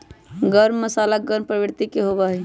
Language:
Magahi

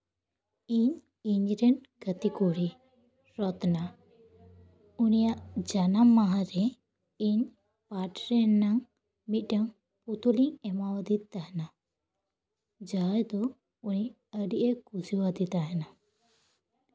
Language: Santali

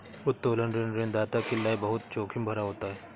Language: Hindi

